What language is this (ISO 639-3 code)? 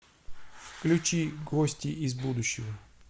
rus